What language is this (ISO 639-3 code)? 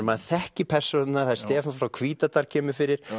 isl